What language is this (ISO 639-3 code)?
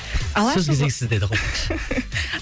kaz